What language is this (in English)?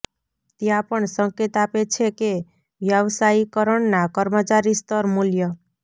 Gujarati